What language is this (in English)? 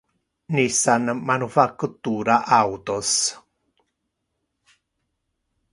Interlingua